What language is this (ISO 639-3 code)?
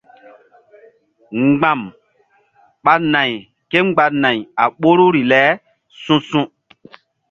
mdd